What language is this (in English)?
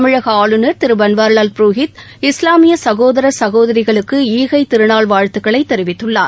Tamil